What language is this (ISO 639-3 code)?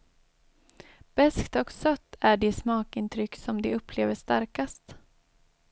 swe